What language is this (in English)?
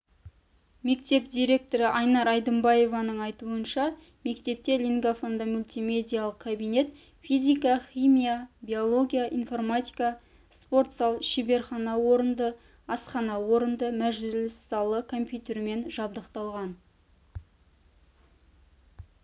Kazakh